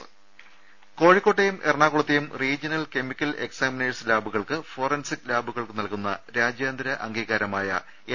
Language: Malayalam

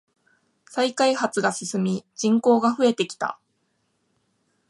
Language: Japanese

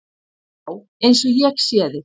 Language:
Icelandic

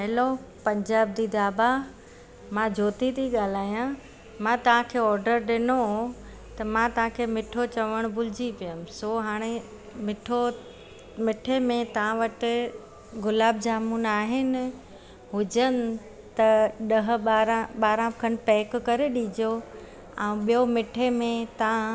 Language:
Sindhi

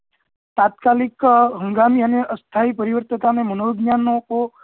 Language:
Gujarati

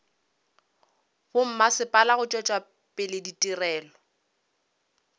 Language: Northern Sotho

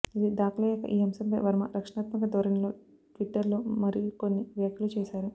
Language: Telugu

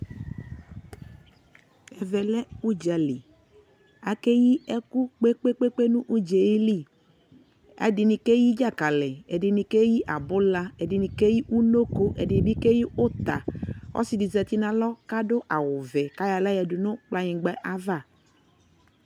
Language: Ikposo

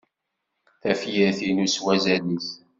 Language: Kabyle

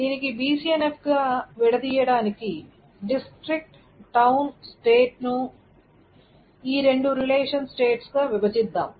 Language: Telugu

